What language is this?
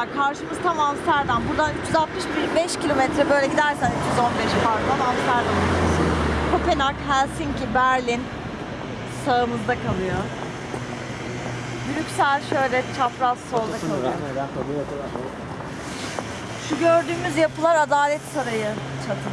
Turkish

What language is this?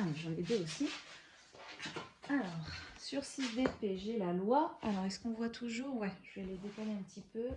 French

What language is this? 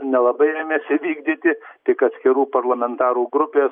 Lithuanian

